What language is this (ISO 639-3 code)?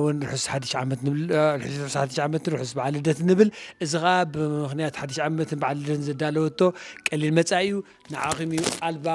ara